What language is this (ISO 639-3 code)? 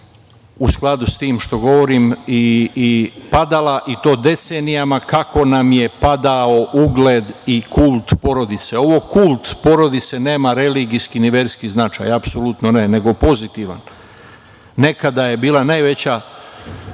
srp